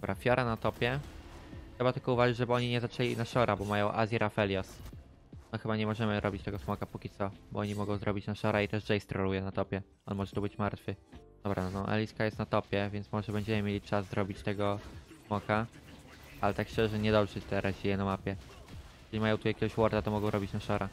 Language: Polish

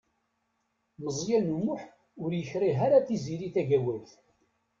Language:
Kabyle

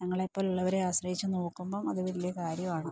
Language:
Malayalam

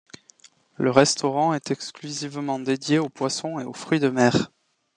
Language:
French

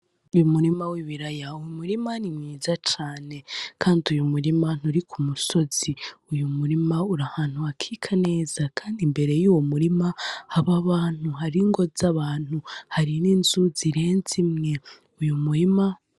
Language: Rundi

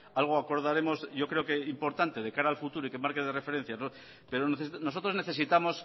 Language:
Spanish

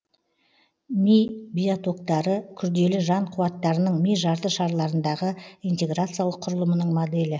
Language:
Kazakh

